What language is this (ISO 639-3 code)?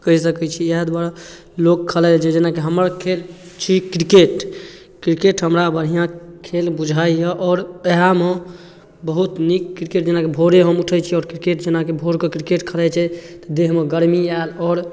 mai